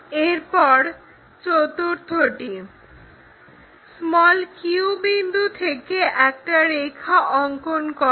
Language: Bangla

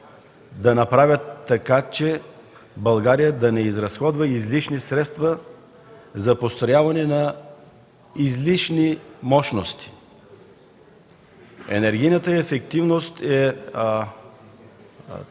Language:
Bulgarian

